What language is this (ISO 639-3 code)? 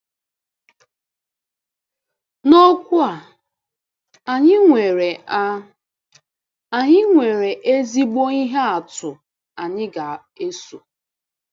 ibo